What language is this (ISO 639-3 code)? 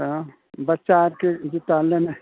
mai